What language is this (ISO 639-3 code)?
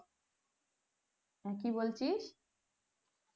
ben